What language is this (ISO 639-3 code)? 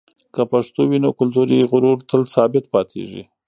pus